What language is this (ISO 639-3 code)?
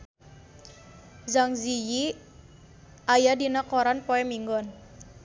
sun